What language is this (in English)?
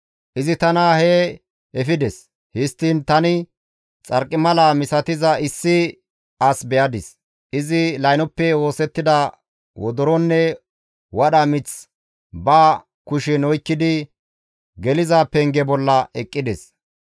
Gamo